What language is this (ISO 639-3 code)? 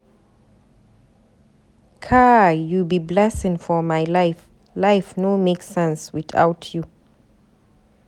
pcm